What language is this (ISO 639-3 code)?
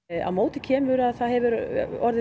isl